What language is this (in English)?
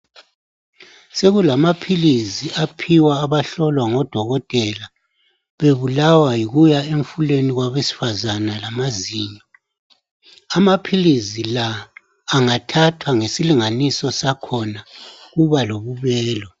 North Ndebele